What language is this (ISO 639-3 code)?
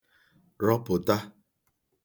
ibo